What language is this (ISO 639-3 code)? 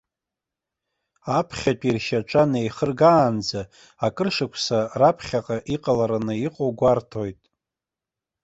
abk